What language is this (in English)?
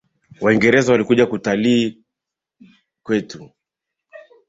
Swahili